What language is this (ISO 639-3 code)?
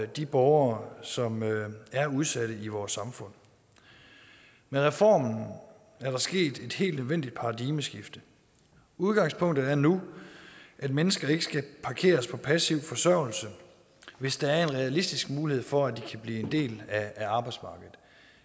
dan